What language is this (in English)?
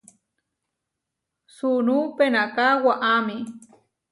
Huarijio